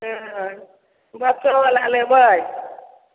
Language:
Maithili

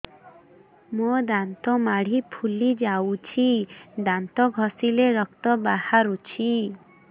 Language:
Odia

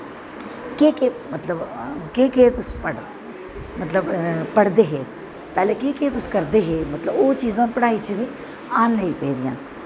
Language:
Dogri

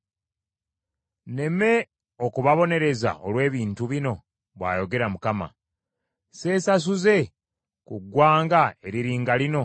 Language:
Ganda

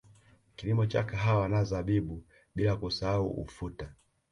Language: Swahili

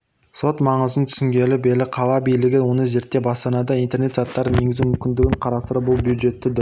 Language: Kazakh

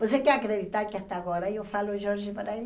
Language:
Portuguese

